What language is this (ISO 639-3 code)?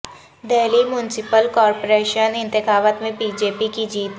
urd